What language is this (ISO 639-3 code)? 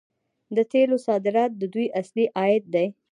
pus